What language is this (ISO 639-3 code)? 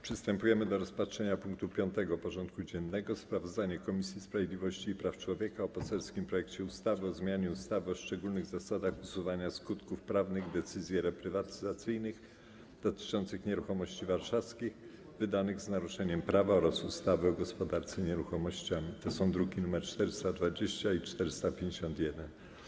pol